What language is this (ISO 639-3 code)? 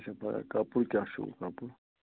kas